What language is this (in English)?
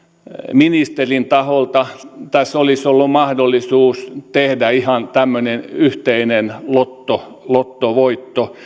Finnish